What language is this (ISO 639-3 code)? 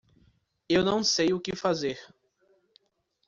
por